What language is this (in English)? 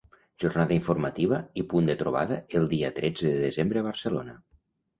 Catalan